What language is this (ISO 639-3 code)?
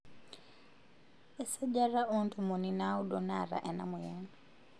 mas